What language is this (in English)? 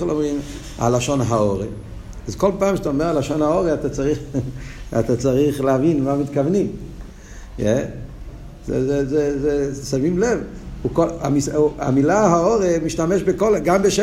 Hebrew